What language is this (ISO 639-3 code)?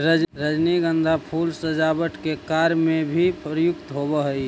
mag